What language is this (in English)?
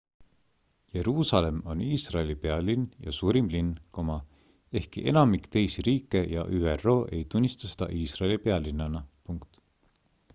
Estonian